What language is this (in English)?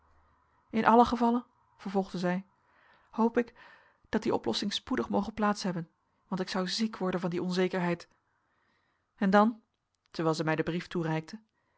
Dutch